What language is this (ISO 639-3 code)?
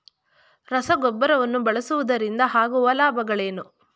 kan